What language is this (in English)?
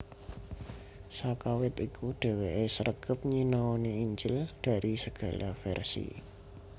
Javanese